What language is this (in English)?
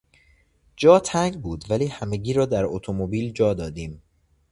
Persian